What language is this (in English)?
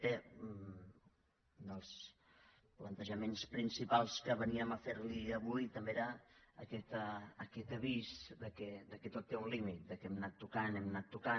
Catalan